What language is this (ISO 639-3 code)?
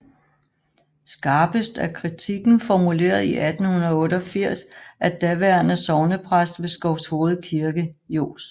dan